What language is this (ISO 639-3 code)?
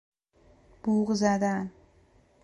fas